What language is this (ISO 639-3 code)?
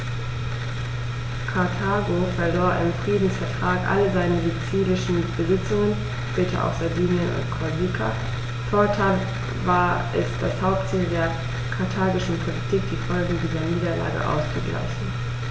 deu